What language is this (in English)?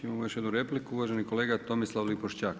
Croatian